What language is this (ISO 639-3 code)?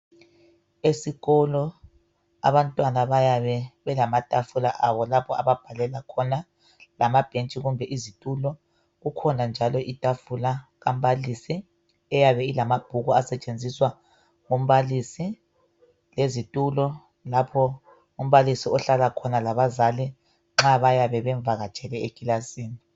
nde